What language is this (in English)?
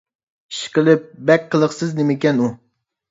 Uyghur